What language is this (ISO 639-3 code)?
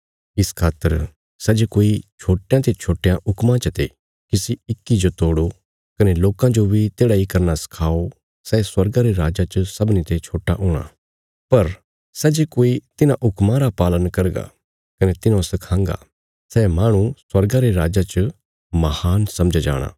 kfs